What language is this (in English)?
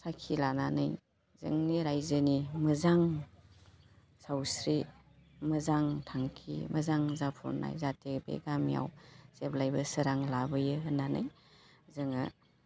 Bodo